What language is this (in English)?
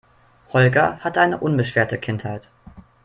German